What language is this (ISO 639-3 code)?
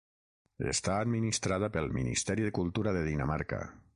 cat